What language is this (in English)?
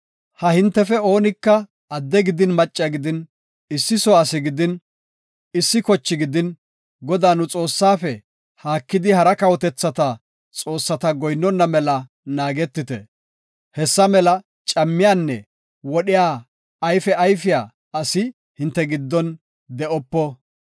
Gofa